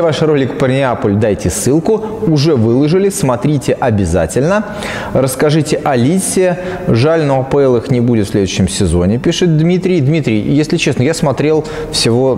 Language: Russian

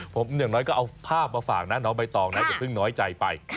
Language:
Thai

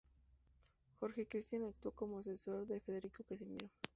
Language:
Spanish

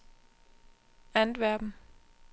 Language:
Danish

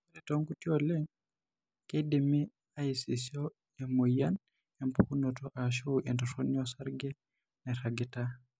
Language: Masai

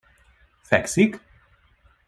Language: Hungarian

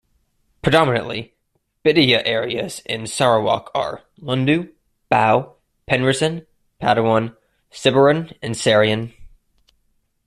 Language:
English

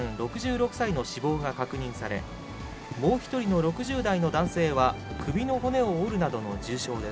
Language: Japanese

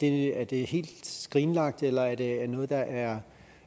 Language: Danish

